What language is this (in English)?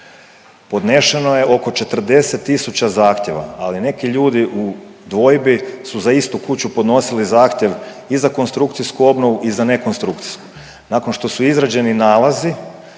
Croatian